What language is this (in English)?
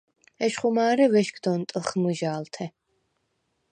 Svan